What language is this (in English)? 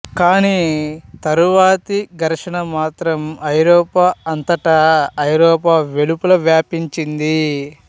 Telugu